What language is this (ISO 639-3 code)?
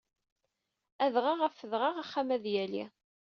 kab